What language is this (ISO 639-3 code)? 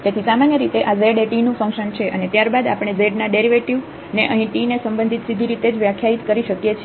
guj